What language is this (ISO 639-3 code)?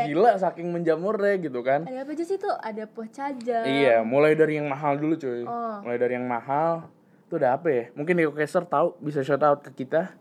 ind